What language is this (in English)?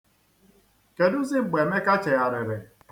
Igbo